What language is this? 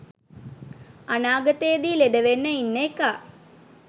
Sinhala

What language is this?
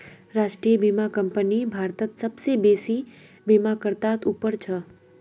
Magahi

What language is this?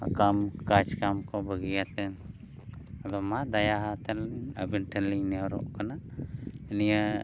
Santali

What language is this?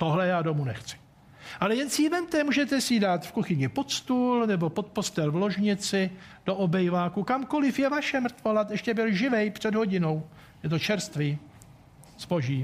Czech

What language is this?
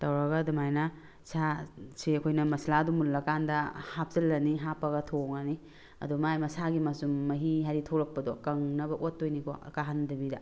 Manipuri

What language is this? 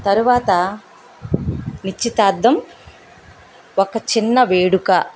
Telugu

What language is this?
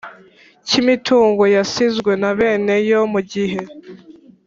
Kinyarwanda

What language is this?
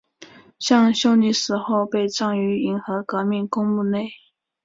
Chinese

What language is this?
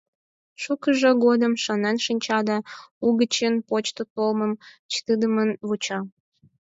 Mari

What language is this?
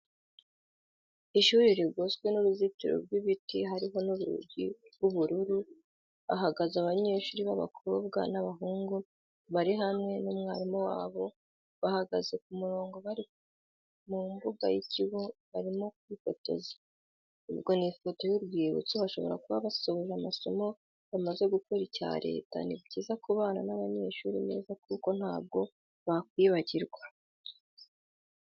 Kinyarwanda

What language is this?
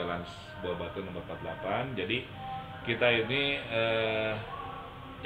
Indonesian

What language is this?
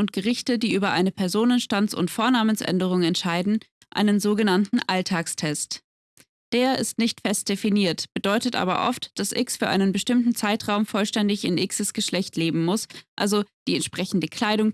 German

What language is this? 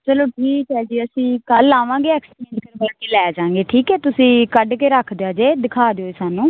Punjabi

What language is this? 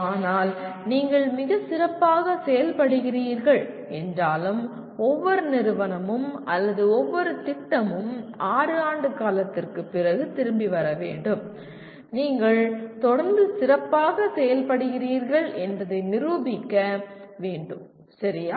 Tamil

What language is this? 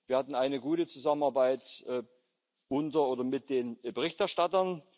German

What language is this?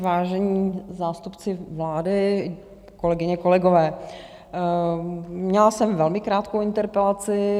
Czech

